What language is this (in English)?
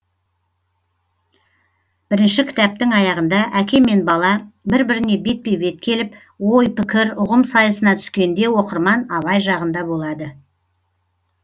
Kazakh